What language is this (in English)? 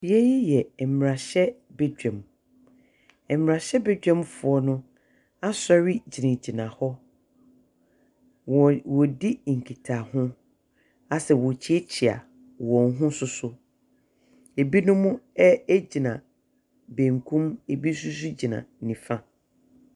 Akan